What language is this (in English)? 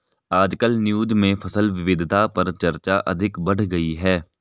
Hindi